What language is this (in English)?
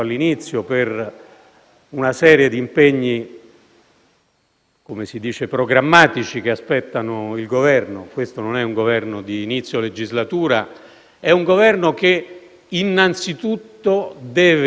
Italian